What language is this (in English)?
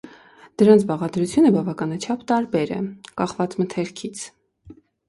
Armenian